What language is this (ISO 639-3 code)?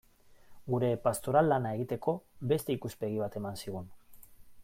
eus